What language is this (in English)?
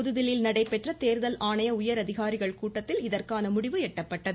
Tamil